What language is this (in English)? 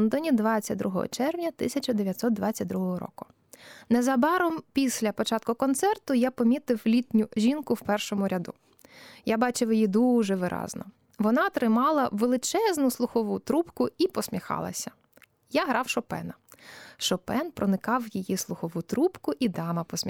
Ukrainian